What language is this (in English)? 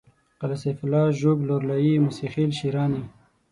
Pashto